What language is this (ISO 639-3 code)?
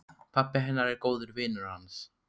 isl